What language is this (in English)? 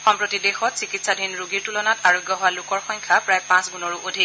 Assamese